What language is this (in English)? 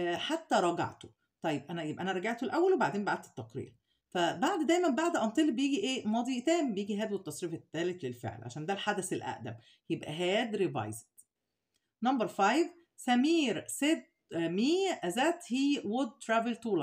Arabic